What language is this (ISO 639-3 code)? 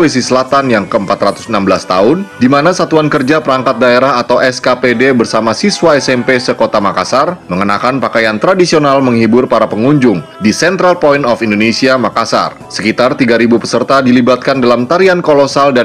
ind